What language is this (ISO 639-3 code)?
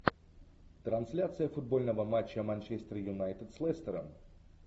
rus